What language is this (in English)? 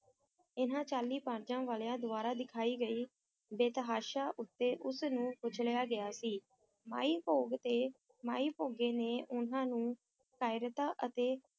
Punjabi